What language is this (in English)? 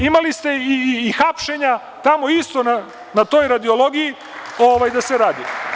Serbian